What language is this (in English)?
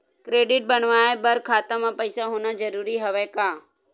Chhattisgarhi